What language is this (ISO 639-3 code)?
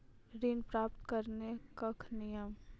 mai